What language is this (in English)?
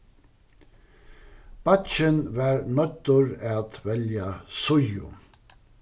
Faroese